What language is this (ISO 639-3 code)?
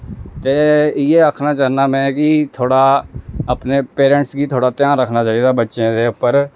doi